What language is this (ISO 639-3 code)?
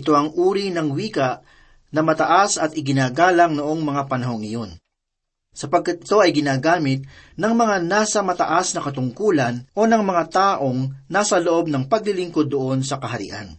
fil